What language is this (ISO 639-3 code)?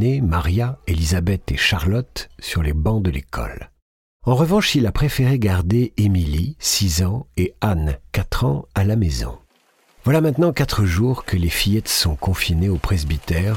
fra